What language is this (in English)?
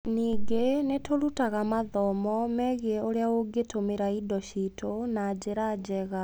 Kikuyu